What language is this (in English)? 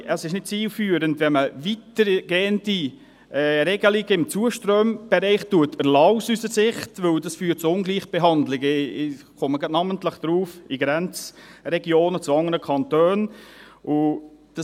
Swiss German